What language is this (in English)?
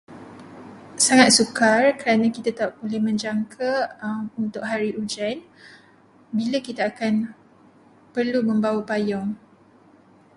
Malay